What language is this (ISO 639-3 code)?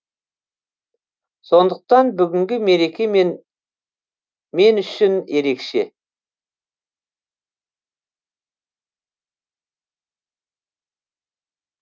kaz